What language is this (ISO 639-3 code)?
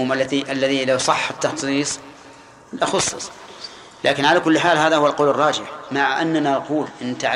ara